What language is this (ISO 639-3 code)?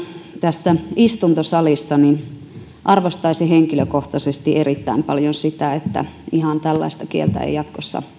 fin